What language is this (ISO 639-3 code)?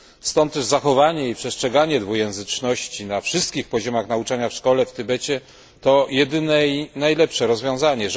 pol